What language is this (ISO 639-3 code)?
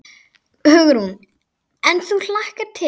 isl